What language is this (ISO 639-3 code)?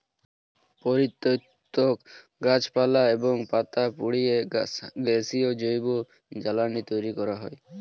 ben